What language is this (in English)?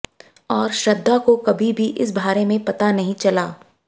Hindi